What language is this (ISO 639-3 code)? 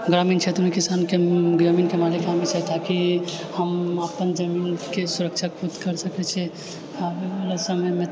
mai